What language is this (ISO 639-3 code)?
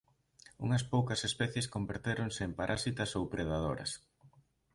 glg